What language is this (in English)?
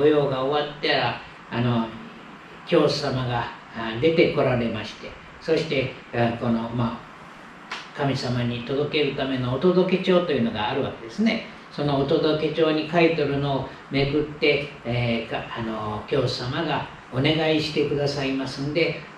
Japanese